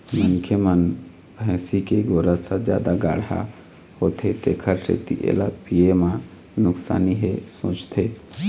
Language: Chhattisgarhi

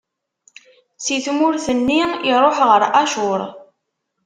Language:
Kabyle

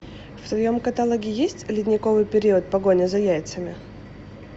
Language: Russian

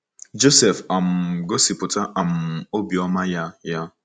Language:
Igbo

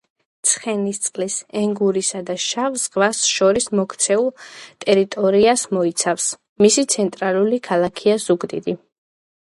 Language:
Georgian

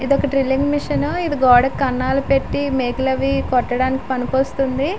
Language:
Telugu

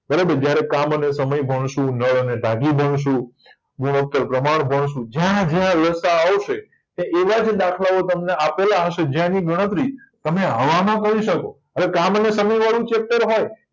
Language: Gujarati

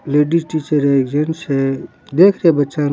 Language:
Rajasthani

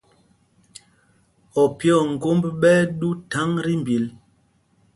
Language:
Mpumpong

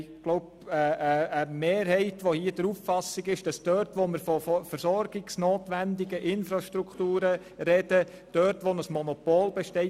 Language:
Swiss German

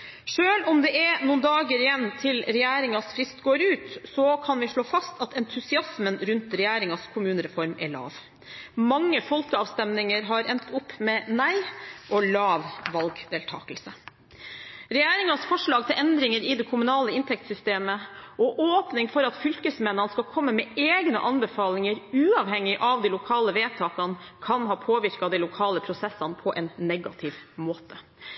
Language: Norwegian Bokmål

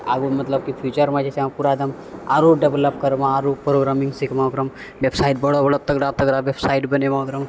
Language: Maithili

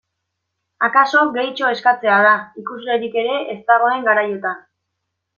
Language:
Basque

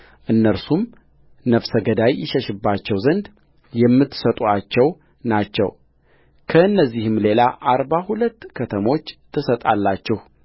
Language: Amharic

